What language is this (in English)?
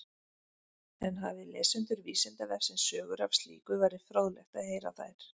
Icelandic